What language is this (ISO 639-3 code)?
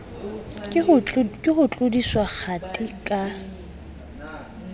sot